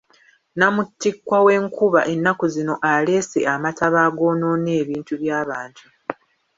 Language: Ganda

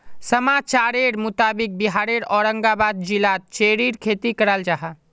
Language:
Magahi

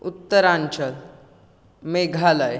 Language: Konkani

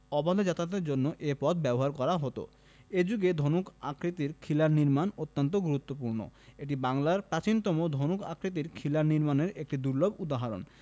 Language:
Bangla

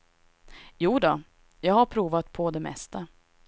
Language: Swedish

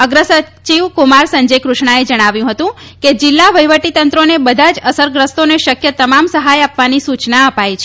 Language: Gujarati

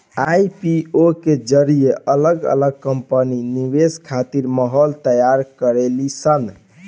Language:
Bhojpuri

